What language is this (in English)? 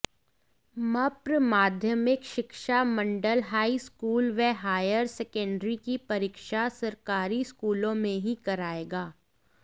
Hindi